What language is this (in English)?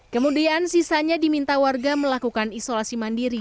Indonesian